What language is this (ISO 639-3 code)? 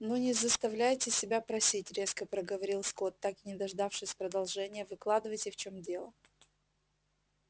rus